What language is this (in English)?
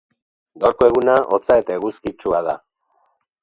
Basque